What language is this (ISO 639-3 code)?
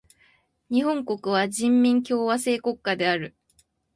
jpn